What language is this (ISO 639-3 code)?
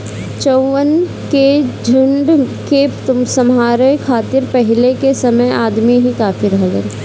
bho